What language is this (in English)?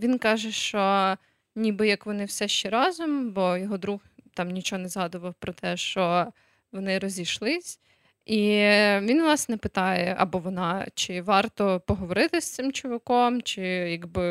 Ukrainian